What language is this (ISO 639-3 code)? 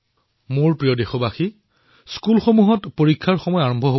asm